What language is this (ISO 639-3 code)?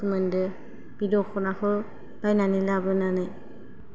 brx